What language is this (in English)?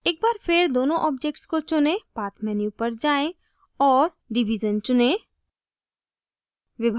Hindi